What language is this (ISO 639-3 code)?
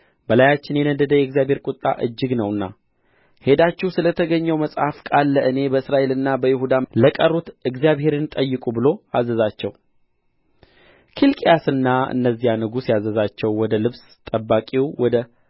amh